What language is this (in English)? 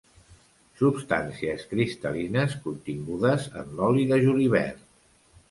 Catalan